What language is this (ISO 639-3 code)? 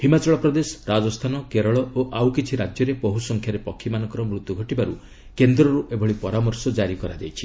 ori